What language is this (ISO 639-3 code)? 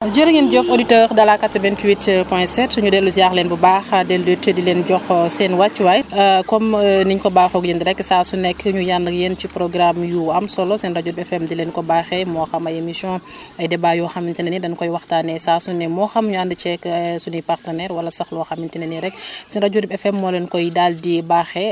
wol